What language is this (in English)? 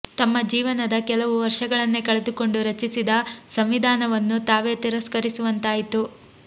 Kannada